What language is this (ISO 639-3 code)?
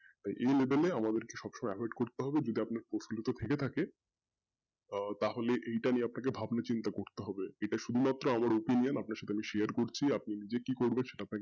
ben